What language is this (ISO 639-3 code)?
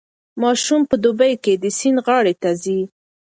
pus